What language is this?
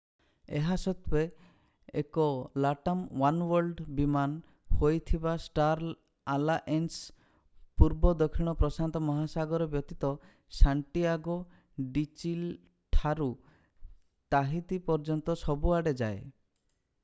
Odia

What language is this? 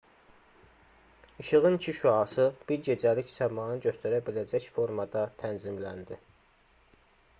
Azerbaijani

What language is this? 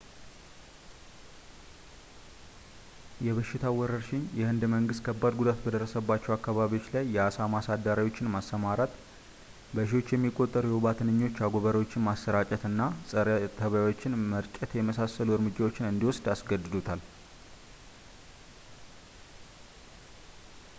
Amharic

